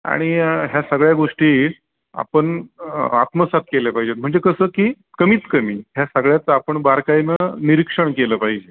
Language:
Marathi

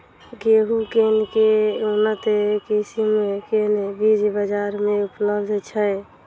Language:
Maithili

